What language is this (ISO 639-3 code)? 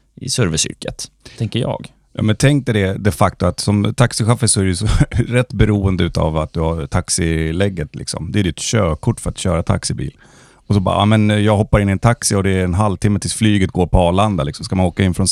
swe